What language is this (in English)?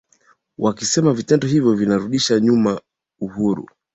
Swahili